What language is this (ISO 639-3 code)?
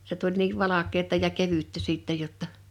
fin